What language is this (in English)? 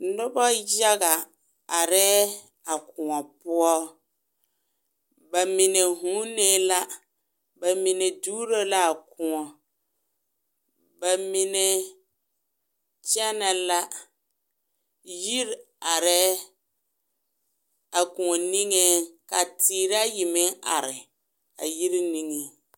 Southern Dagaare